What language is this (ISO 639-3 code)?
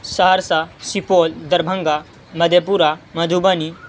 urd